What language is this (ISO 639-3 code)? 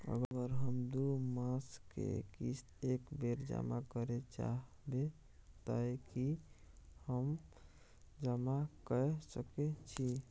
mai